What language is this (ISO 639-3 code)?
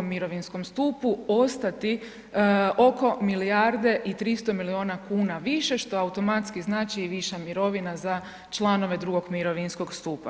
hrv